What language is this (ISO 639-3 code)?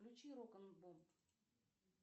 rus